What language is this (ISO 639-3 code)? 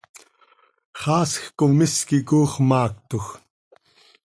sei